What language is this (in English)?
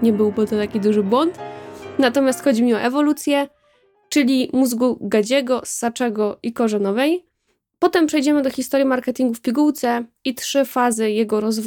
Polish